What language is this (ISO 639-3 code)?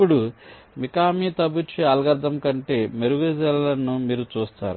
tel